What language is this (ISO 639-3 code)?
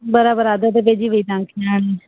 snd